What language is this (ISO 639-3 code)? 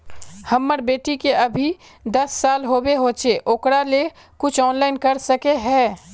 mag